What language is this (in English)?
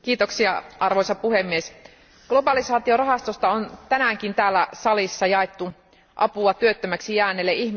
Finnish